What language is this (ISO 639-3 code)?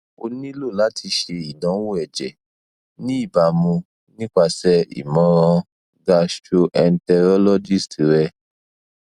yor